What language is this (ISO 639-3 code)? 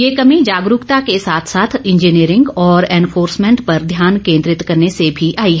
hin